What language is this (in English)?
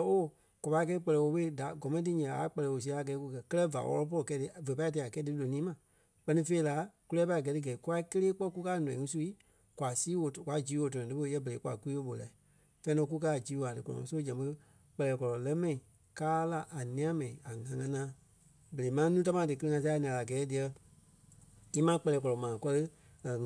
Kpelle